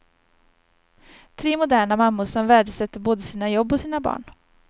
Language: Swedish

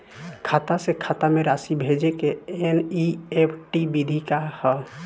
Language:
Bhojpuri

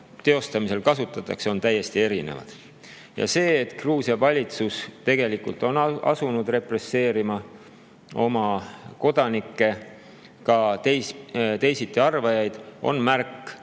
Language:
Estonian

